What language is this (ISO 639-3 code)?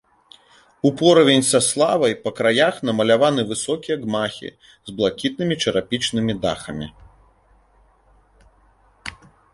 bel